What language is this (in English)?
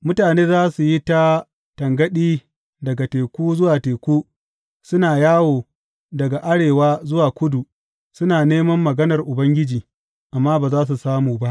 Hausa